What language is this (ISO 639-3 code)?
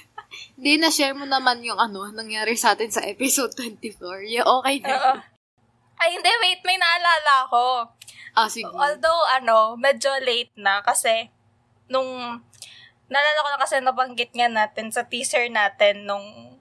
fil